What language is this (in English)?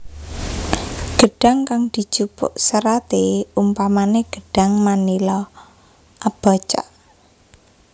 Javanese